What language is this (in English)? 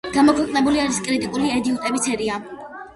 Georgian